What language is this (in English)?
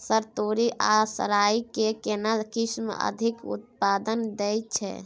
Maithili